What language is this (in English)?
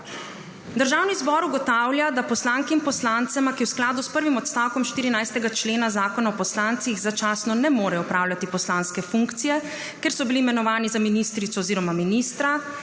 Slovenian